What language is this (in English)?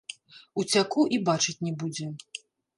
Belarusian